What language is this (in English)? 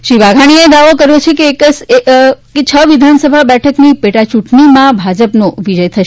Gujarati